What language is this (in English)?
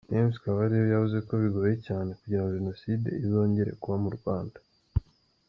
Kinyarwanda